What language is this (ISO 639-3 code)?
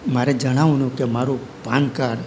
guj